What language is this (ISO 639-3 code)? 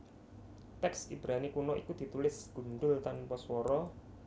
jav